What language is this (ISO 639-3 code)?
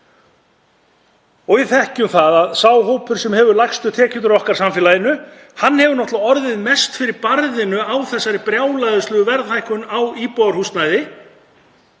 isl